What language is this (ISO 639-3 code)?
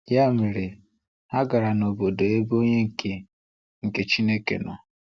ibo